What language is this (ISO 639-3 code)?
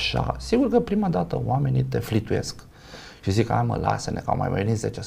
ron